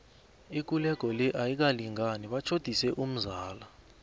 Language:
South Ndebele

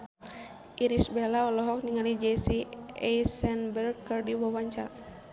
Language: Sundanese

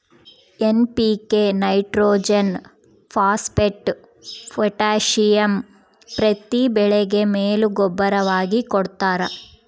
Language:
Kannada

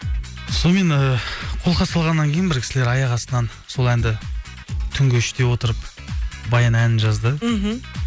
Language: Kazakh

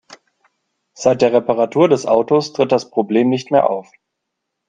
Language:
German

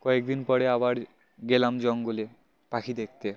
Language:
Bangla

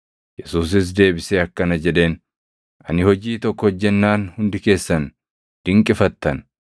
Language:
Oromo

